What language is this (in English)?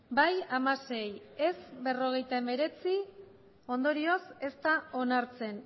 Basque